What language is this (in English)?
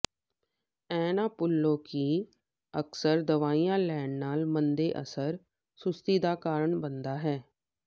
Punjabi